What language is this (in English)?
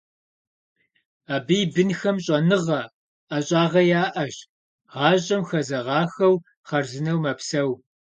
Kabardian